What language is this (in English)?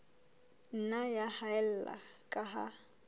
Southern Sotho